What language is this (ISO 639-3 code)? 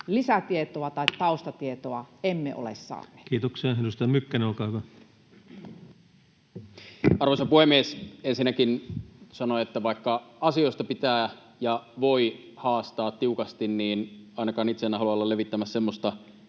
fin